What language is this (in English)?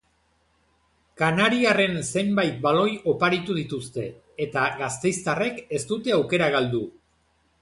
Basque